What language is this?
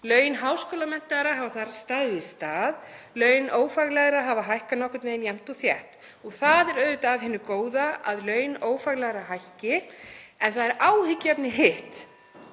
Icelandic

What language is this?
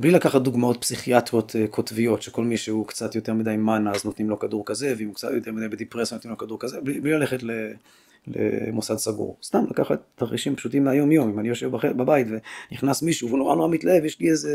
Hebrew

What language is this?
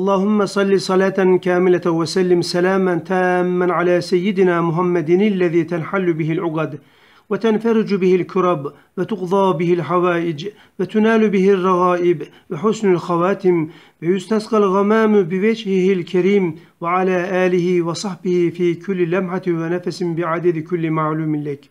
Turkish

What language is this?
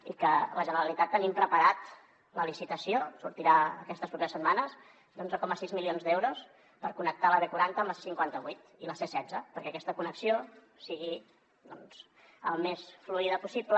Catalan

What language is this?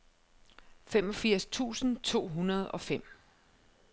Danish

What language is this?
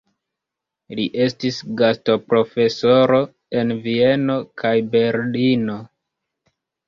Esperanto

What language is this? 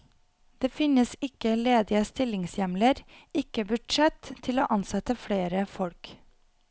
Norwegian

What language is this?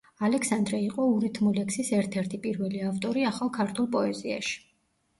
Georgian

